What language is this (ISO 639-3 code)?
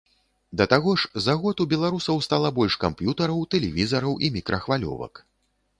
bel